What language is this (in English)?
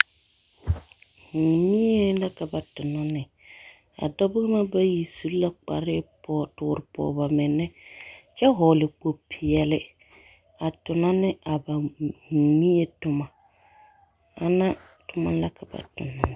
Southern Dagaare